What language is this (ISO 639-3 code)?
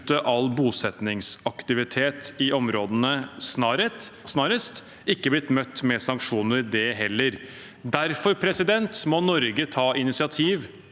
nor